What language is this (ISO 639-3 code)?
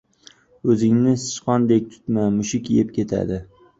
uzb